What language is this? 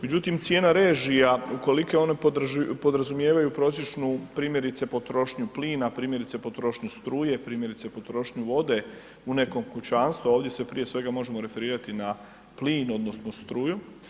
Croatian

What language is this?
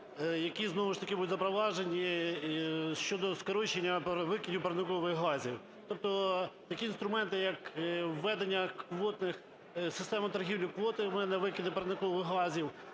Ukrainian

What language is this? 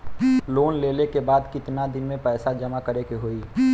Bhojpuri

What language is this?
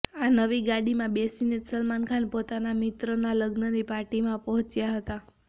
Gujarati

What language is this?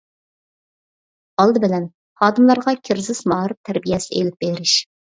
Uyghur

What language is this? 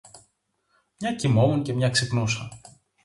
Greek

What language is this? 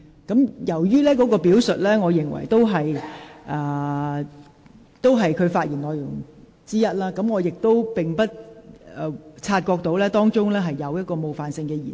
Cantonese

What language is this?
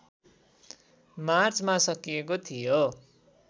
Nepali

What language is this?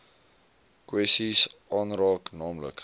Afrikaans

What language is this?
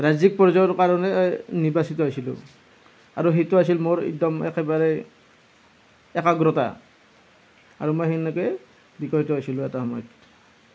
Assamese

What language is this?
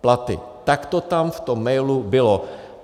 Czech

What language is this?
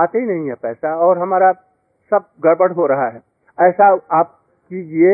Hindi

